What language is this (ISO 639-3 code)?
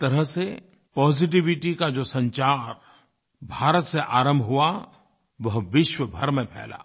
hin